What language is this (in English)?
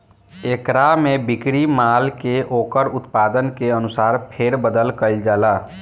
Bhojpuri